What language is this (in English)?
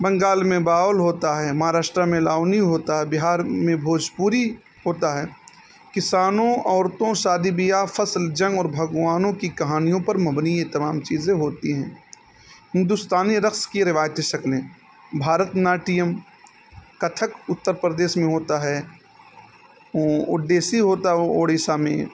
Urdu